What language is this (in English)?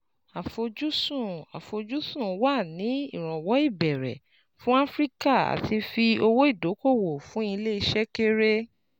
Yoruba